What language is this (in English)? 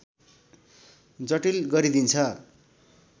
Nepali